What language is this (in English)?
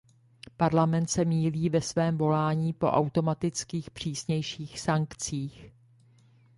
Czech